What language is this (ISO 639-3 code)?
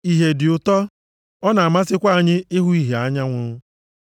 ibo